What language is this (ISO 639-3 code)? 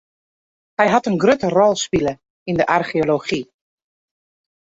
fry